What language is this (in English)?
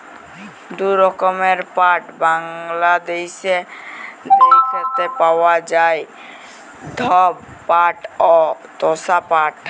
Bangla